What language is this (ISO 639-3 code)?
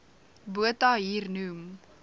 afr